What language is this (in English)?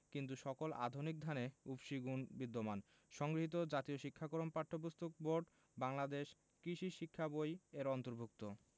Bangla